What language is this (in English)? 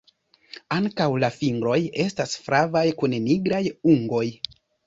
Esperanto